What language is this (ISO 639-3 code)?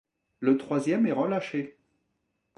fra